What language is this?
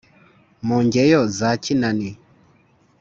Kinyarwanda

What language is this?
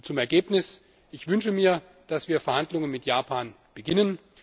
German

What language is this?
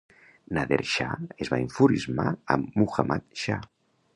Catalan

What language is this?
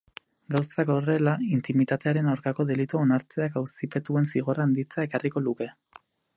Basque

